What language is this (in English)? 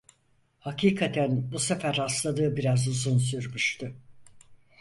Turkish